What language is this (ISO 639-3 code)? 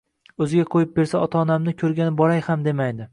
uzb